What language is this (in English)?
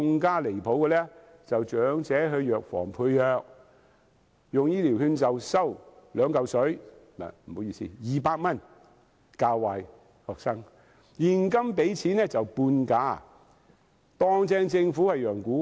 Cantonese